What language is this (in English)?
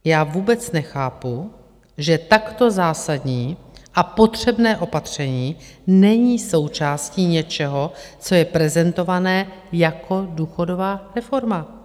Czech